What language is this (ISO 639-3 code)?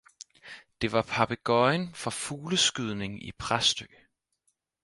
dan